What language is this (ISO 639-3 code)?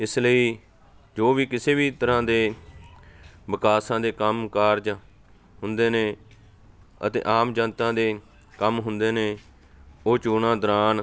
pan